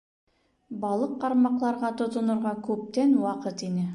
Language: Bashkir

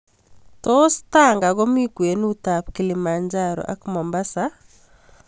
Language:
Kalenjin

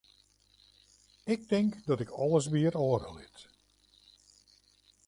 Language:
Western Frisian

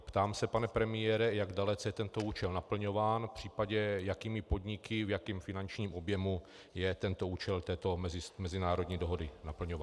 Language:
Czech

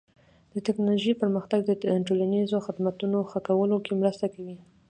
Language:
Pashto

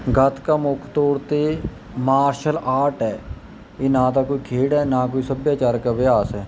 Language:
Punjabi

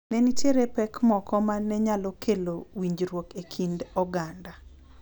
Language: Luo (Kenya and Tanzania)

